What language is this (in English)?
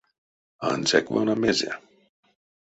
Erzya